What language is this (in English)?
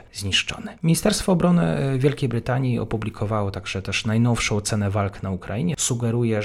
Polish